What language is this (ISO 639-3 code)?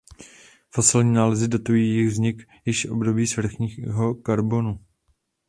ces